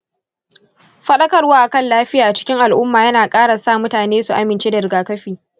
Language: Hausa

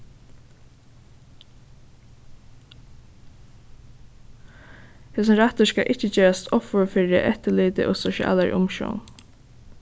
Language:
Faroese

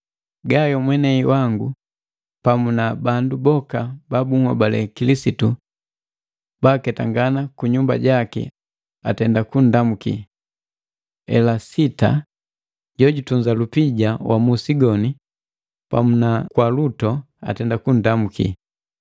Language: Matengo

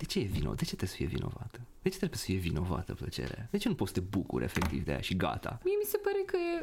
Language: Romanian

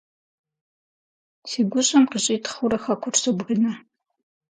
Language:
Kabardian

